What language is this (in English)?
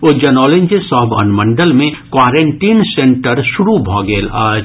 Maithili